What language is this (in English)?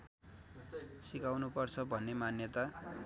Nepali